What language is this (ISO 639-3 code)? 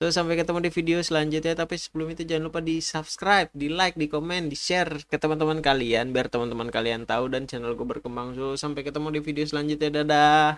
ind